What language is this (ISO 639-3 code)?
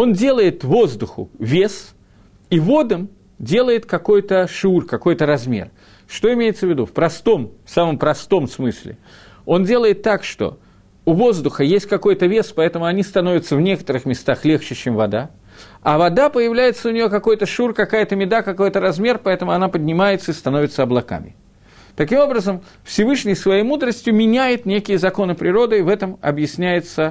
rus